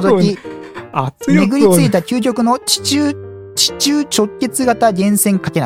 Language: Japanese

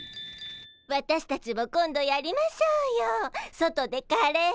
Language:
Japanese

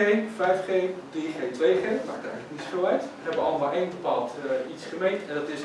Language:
Dutch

